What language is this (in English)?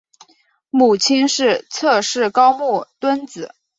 Chinese